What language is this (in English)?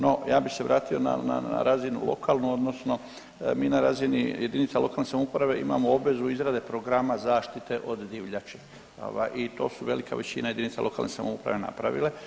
Croatian